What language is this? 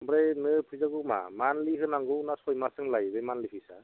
Bodo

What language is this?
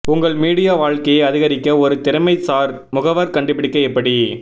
Tamil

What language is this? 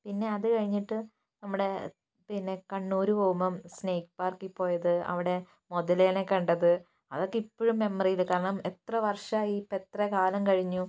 Malayalam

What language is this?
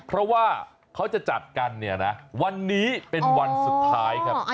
Thai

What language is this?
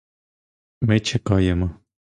Ukrainian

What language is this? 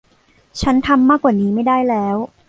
Thai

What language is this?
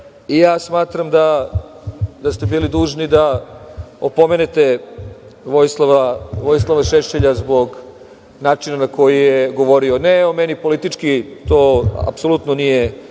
Serbian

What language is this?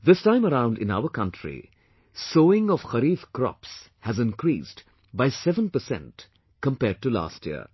English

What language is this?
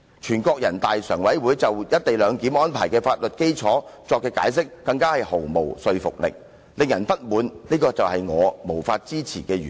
Cantonese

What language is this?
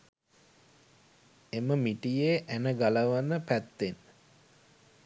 Sinhala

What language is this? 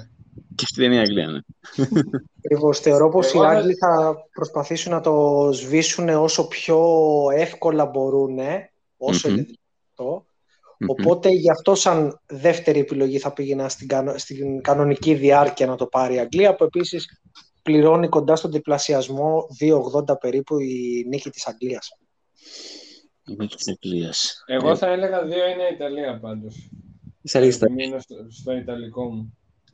Greek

